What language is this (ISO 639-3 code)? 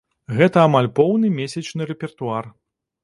bel